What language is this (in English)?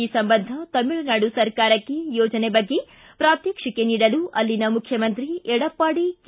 Kannada